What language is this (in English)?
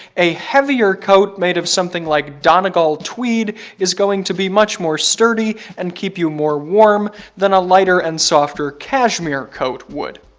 English